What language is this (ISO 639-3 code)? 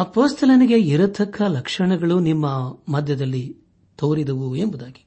kan